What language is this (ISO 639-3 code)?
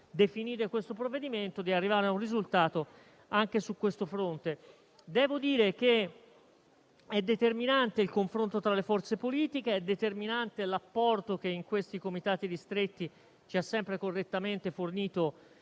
ita